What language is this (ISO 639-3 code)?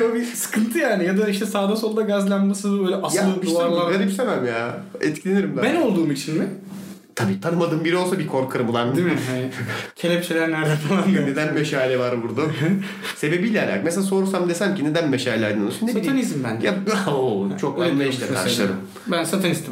tur